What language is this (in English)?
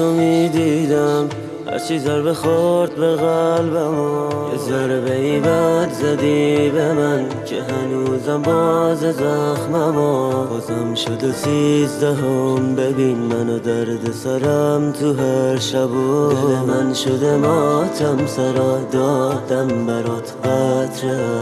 Persian